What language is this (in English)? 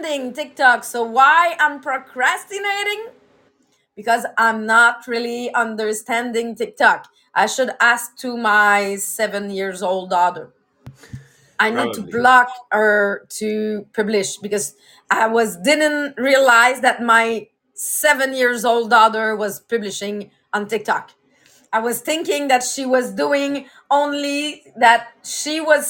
English